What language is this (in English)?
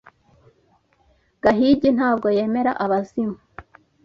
Kinyarwanda